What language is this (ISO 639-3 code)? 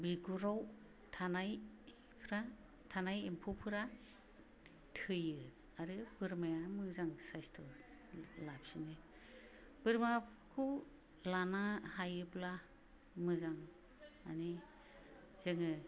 brx